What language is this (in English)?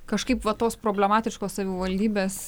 Lithuanian